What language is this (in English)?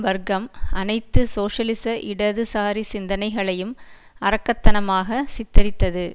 Tamil